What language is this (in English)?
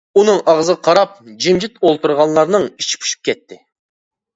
Uyghur